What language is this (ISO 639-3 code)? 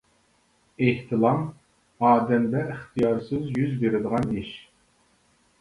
uig